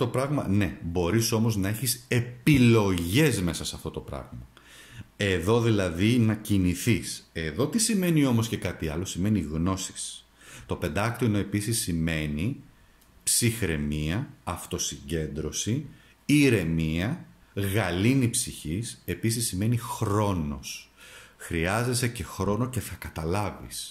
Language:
Greek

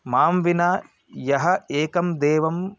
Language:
Sanskrit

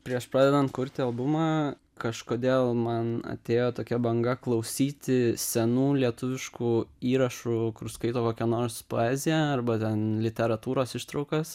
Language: Lithuanian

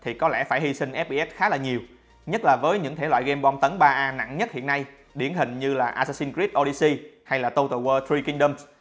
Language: Vietnamese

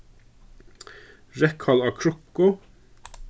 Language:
Faroese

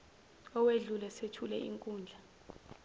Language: Zulu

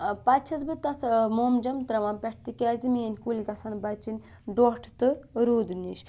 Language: Kashmiri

